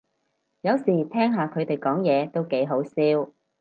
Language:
Cantonese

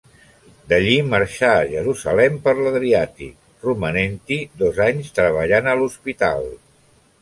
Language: Catalan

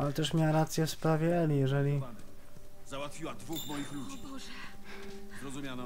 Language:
Polish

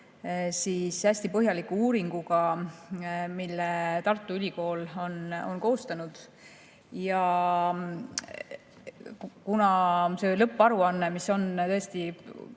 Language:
Estonian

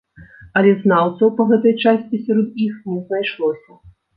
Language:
Belarusian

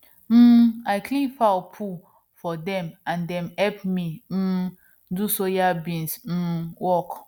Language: Nigerian Pidgin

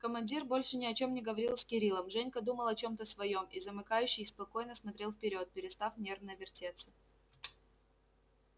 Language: Russian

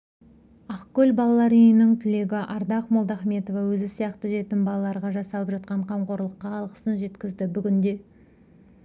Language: Kazakh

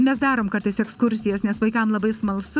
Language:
Lithuanian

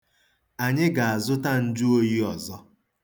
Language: Igbo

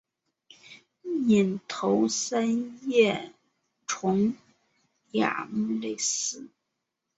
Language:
Chinese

